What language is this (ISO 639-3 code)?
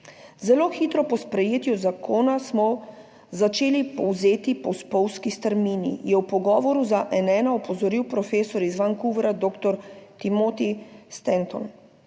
slv